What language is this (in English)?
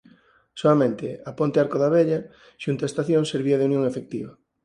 Galician